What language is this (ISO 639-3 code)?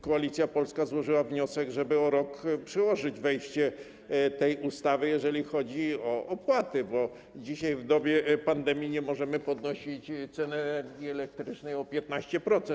pol